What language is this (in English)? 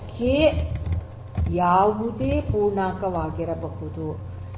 Kannada